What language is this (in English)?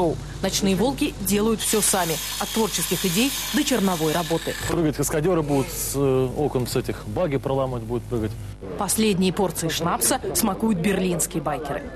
Russian